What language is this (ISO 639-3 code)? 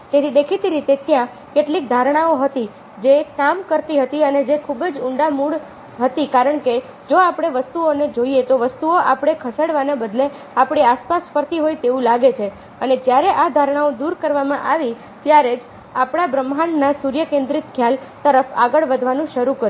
guj